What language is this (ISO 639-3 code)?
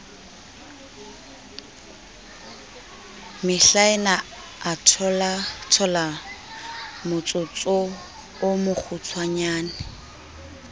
sot